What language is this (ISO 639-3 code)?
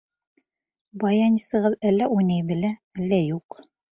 bak